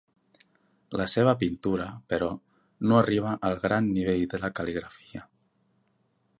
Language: Catalan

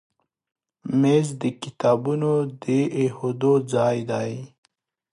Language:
Pashto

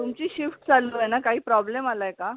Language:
Marathi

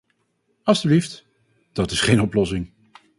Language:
Dutch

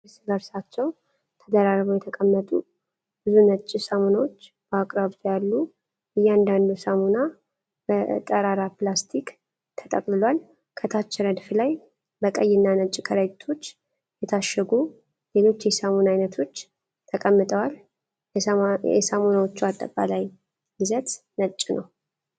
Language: Amharic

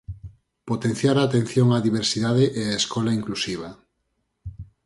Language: Galician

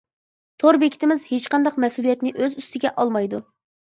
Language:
Uyghur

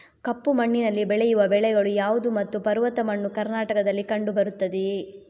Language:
Kannada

